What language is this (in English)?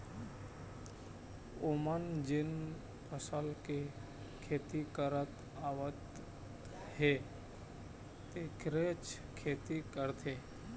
Chhattisgarhi